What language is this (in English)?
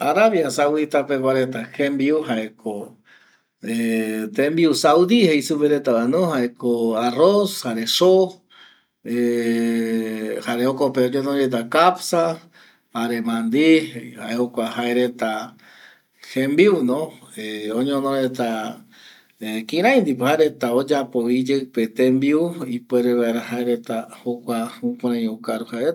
Eastern Bolivian Guaraní